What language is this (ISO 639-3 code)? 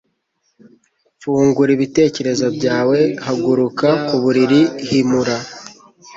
kin